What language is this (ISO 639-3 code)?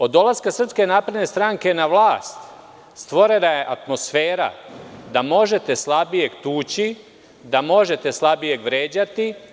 srp